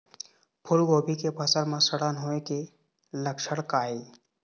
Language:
Chhattisgarhi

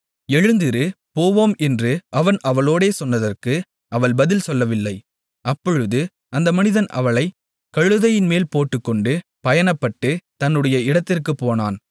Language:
Tamil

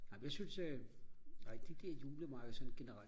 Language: Danish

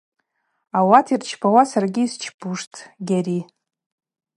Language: Abaza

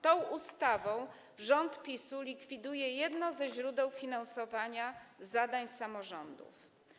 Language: Polish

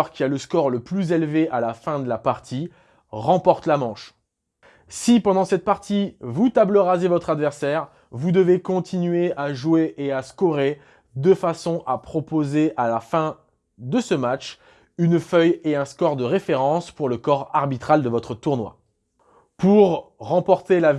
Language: French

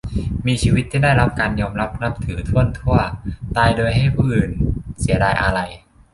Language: Thai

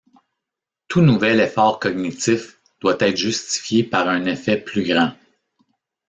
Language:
French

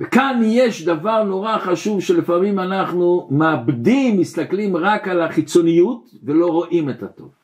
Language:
Hebrew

